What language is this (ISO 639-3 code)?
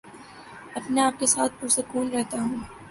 urd